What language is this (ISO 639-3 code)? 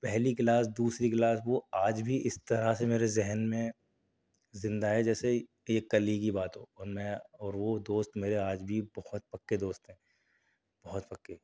urd